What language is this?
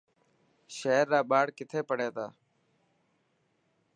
Dhatki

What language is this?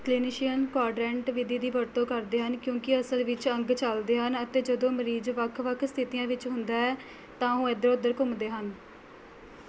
Punjabi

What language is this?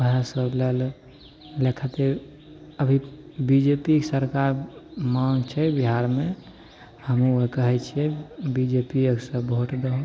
Maithili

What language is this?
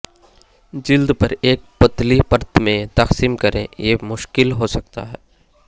Urdu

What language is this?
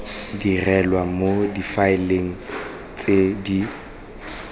Tswana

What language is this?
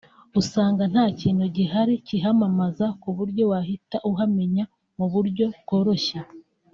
Kinyarwanda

